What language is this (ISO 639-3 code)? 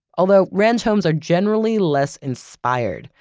eng